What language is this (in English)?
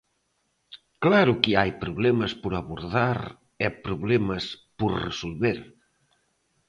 Galician